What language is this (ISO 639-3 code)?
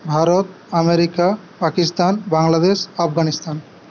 ben